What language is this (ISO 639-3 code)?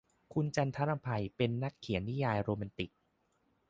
tha